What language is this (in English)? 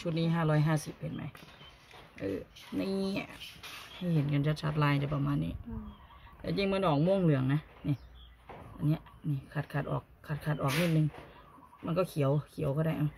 Thai